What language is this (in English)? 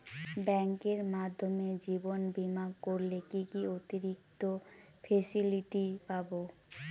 Bangla